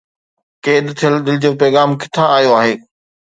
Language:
Sindhi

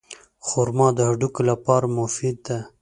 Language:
Pashto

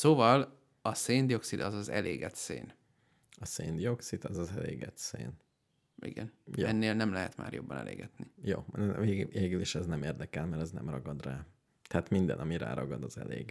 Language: Hungarian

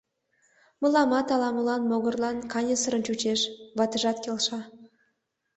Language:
Mari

